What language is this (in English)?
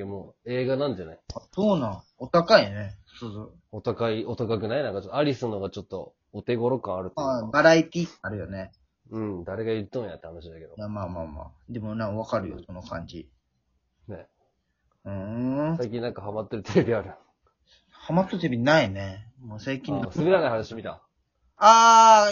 Japanese